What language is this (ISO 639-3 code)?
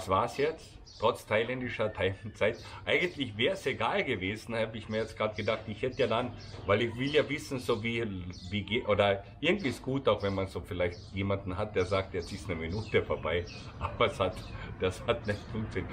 deu